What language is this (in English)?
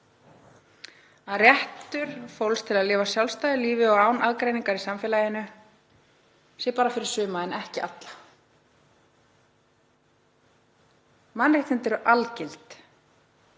Icelandic